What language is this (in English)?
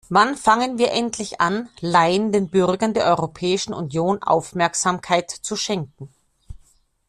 German